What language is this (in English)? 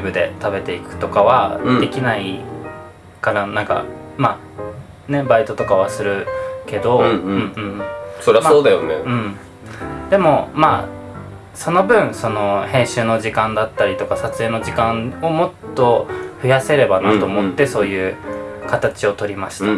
Japanese